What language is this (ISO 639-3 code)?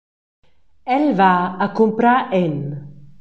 roh